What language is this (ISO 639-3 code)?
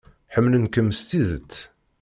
kab